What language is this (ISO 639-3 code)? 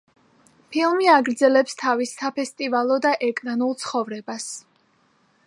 kat